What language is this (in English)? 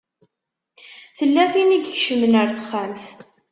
Kabyle